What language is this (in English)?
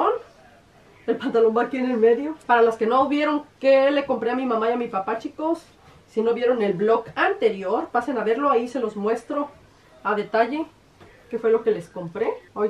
Spanish